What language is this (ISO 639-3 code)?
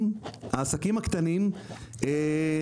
heb